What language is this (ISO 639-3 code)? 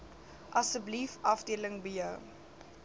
afr